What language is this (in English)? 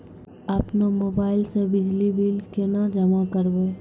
Maithili